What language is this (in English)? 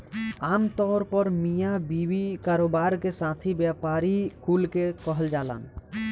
Bhojpuri